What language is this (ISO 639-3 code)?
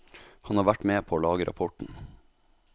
nor